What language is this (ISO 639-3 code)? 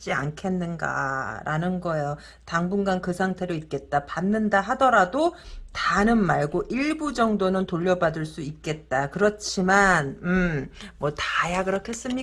kor